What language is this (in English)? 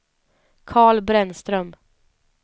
Swedish